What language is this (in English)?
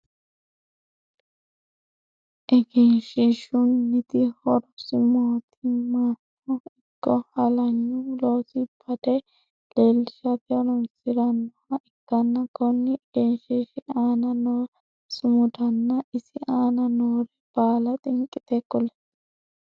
Sidamo